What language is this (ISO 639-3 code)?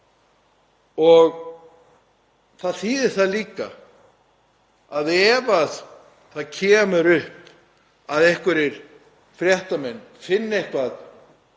isl